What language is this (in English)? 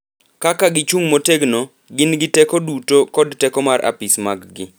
Luo (Kenya and Tanzania)